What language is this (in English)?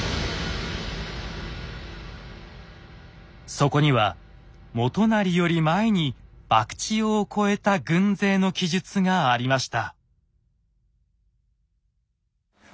Japanese